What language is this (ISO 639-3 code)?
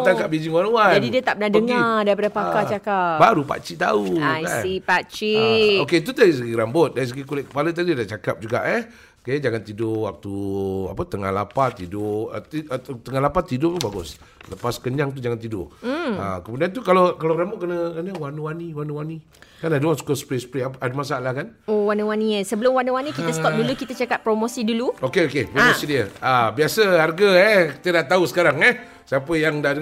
msa